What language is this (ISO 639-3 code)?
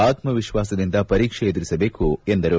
kan